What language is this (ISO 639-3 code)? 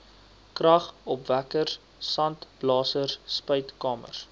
afr